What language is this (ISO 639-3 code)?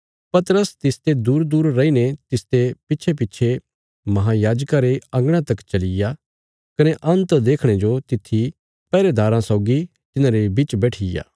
kfs